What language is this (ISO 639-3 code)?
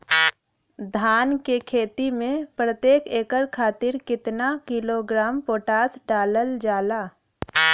bho